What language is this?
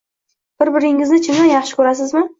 Uzbek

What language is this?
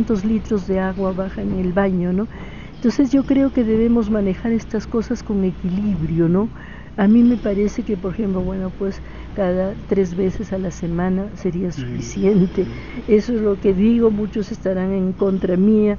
Spanish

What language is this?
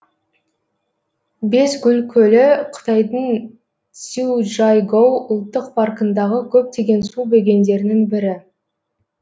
Kazakh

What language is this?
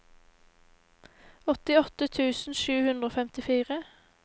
Norwegian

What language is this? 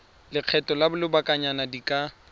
Tswana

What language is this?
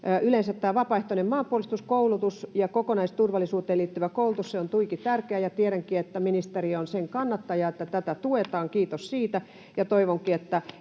Finnish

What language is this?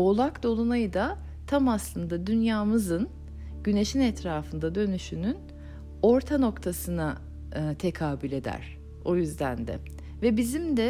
Turkish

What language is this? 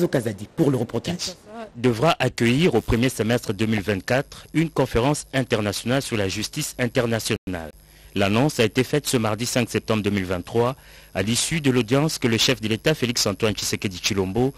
French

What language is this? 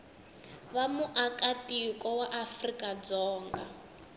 Tsonga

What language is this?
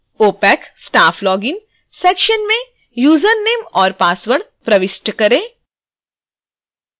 Hindi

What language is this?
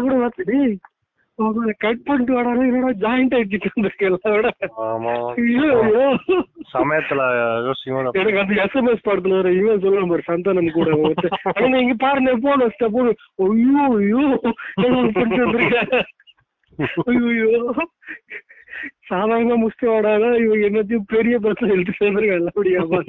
Tamil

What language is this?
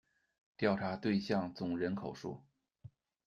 Chinese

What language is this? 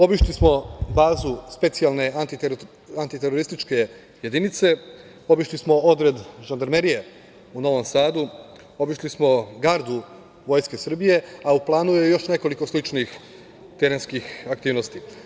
Serbian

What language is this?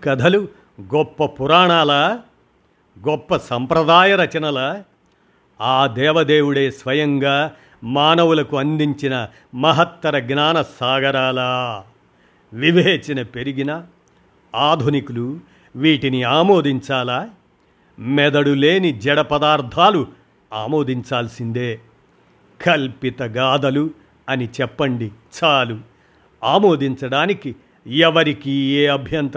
Telugu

